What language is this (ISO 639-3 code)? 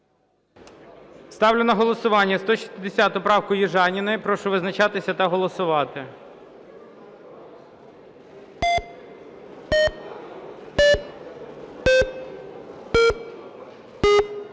ukr